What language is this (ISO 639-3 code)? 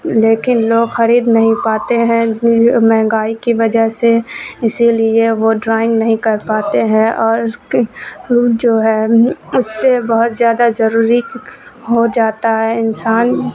urd